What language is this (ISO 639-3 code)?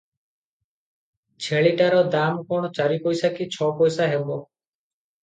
ori